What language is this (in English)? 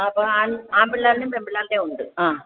Malayalam